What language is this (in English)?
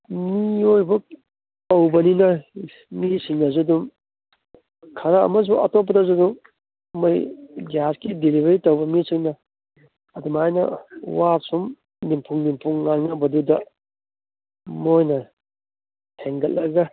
Manipuri